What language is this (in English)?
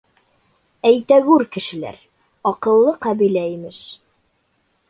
Bashkir